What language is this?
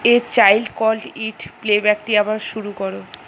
Bangla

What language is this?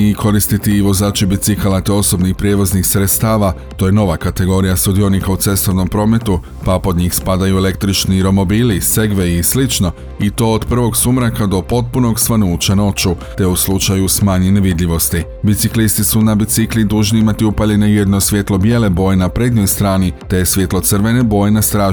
Croatian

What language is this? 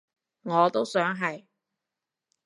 Cantonese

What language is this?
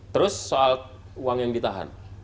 Indonesian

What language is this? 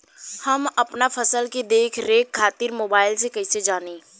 Bhojpuri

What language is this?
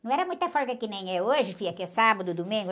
Portuguese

